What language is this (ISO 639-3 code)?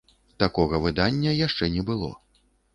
bel